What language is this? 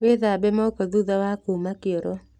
Kikuyu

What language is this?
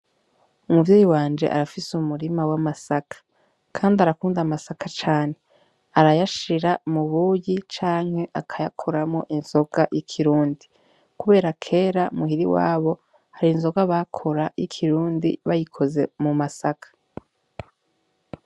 Rundi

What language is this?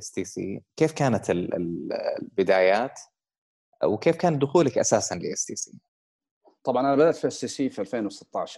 Arabic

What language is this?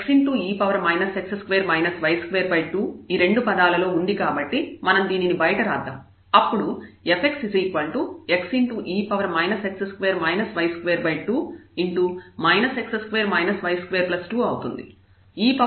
Telugu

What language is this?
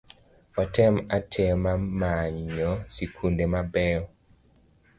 Luo (Kenya and Tanzania)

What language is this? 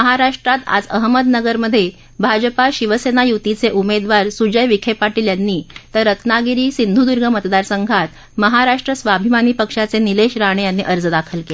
Marathi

